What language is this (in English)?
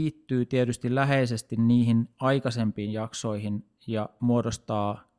Finnish